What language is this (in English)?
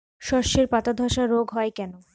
Bangla